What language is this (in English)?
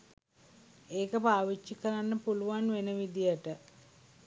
Sinhala